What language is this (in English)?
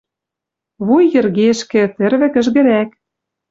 Western Mari